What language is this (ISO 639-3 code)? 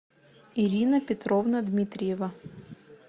rus